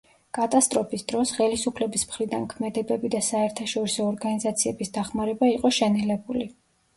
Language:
Georgian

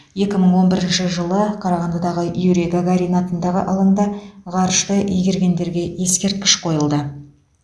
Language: Kazakh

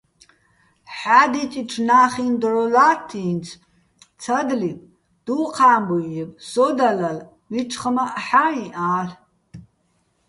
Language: Bats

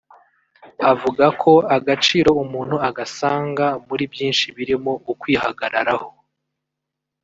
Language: Kinyarwanda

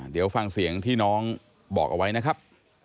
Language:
Thai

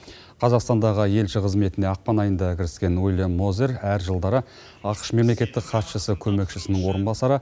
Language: Kazakh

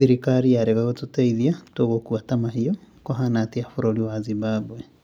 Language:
Kikuyu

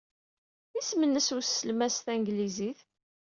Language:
Kabyle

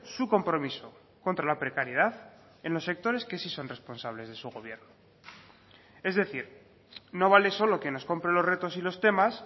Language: Spanish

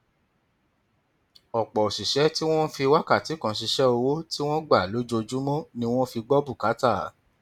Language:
Yoruba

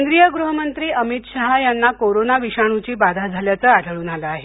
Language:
Marathi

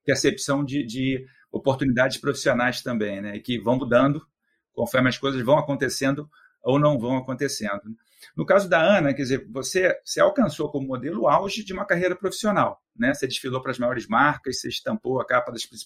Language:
Portuguese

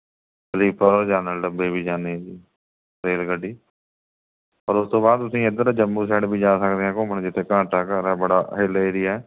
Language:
Punjabi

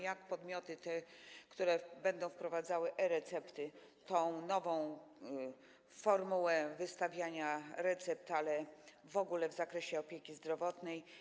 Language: Polish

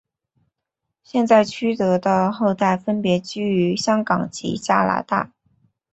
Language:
Chinese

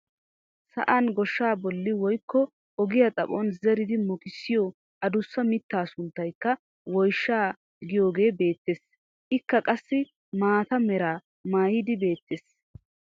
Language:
Wolaytta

